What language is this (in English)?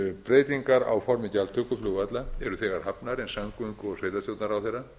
Icelandic